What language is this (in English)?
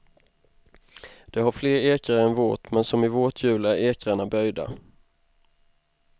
Swedish